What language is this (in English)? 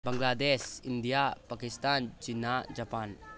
Manipuri